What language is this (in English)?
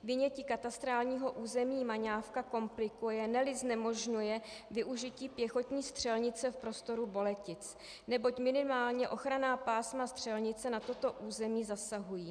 Czech